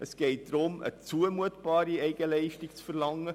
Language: Swiss German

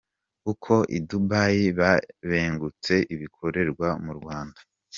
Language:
Kinyarwanda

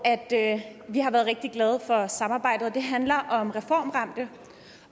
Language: Danish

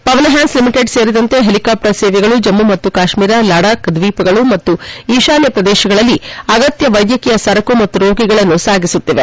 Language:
Kannada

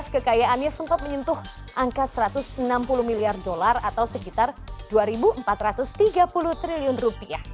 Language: Indonesian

